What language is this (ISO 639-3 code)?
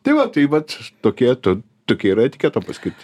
lit